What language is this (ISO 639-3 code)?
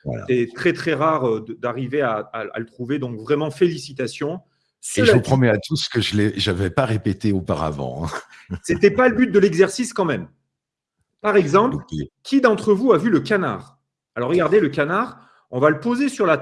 fra